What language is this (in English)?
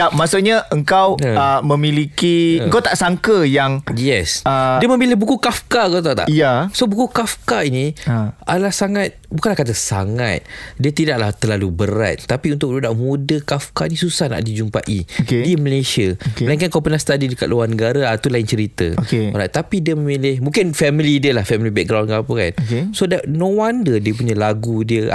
Malay